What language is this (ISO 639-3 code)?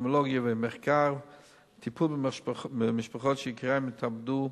heb